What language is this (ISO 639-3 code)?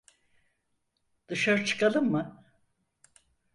tur